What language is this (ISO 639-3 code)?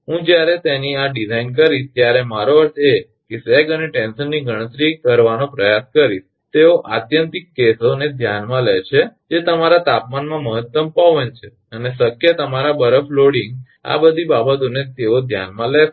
guj